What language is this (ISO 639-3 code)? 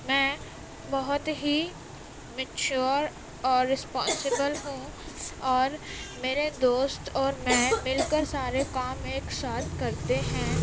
urd